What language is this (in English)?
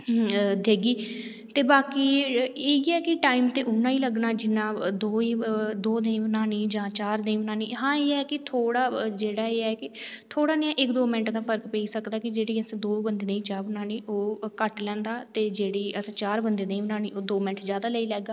Dogri